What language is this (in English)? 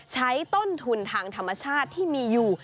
Thai